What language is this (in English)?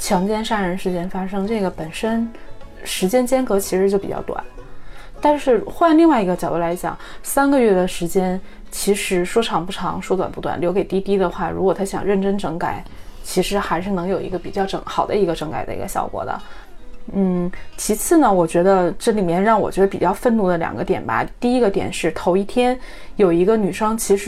Chinese